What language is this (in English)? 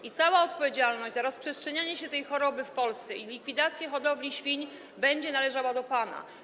Polish